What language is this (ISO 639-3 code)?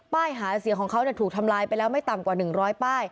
tha